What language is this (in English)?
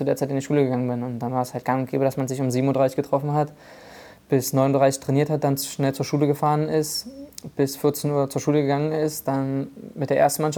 German